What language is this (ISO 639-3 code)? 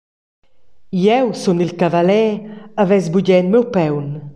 roh